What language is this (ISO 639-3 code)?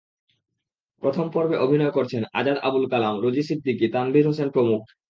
ben